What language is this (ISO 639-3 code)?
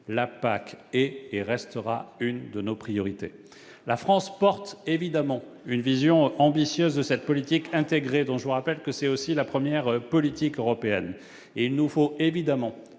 fra